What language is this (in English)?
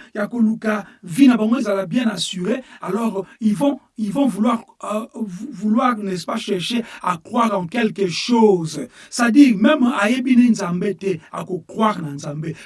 French